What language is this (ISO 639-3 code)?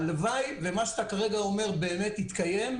heb